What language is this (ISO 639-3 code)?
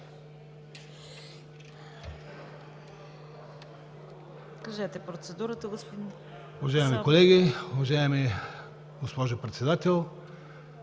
bul